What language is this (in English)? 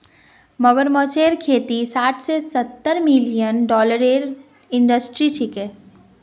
Magahi